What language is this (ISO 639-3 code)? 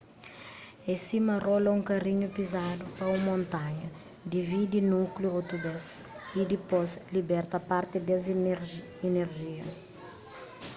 kea